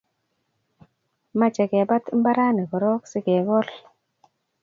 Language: Kalenjin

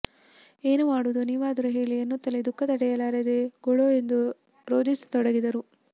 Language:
Kannada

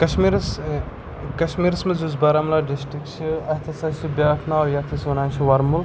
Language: Kashmiri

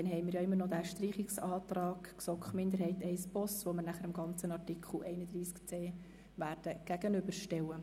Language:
Swiss German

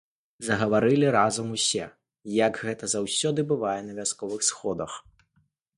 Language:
Belarusian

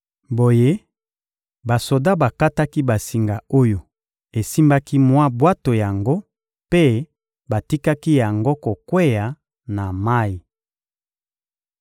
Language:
Lingala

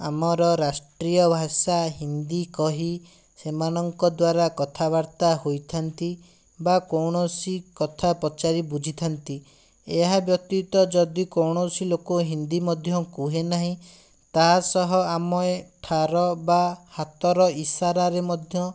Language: Odia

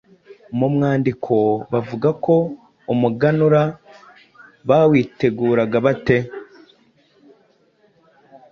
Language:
Kinyarwanda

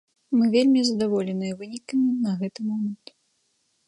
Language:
Belarusian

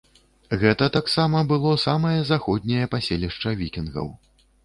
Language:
Belarusian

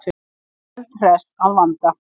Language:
Icelandic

